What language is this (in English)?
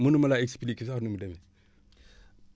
Wolof